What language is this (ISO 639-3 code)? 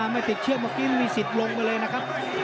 tha